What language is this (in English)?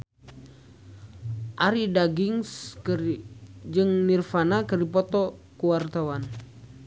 Sundanese